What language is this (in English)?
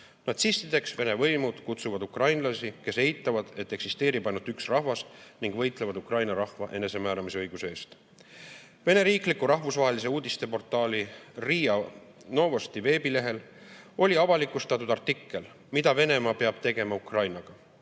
Estonian